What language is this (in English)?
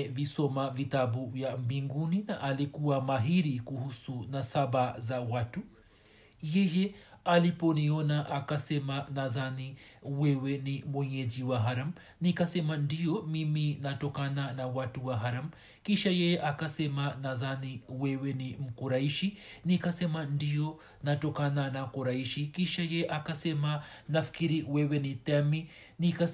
Swahili